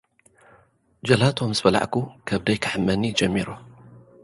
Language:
Tigrinya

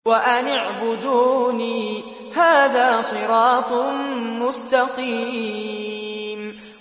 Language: Arabic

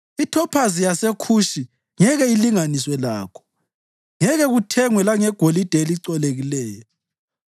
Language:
North Ndebele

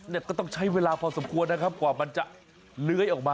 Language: Thai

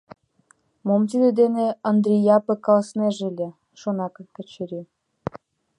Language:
Mari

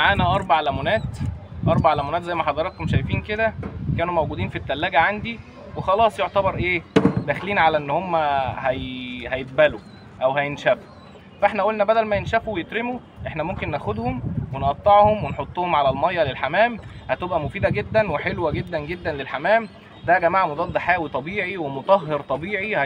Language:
Arabic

